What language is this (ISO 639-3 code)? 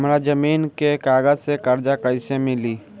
bho